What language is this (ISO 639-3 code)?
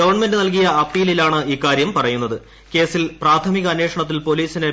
mal